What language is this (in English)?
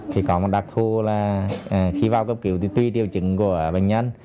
Vietnamese